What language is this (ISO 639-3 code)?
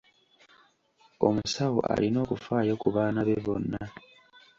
lug